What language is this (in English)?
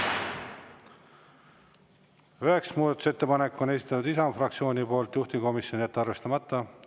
Estonian